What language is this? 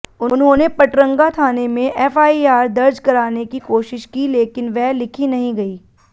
Hindi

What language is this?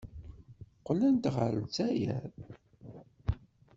Kabyle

